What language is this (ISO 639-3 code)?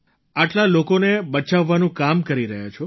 guj